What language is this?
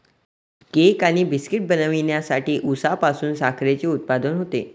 Marathi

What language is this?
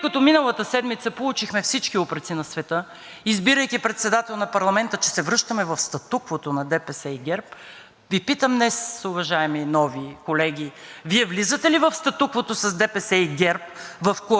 Bulgarian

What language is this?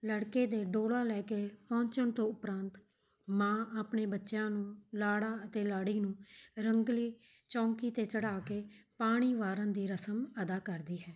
Punjabi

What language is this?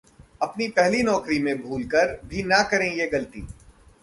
Hindi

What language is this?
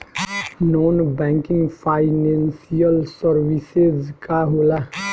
Bhojpuri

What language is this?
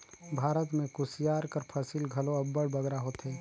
Chhattisgarhi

